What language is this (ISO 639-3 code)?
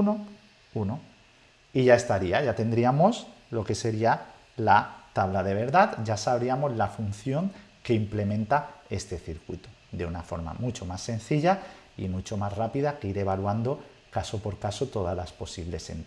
spa